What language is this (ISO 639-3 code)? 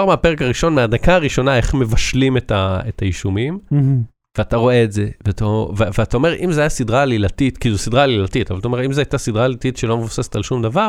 heb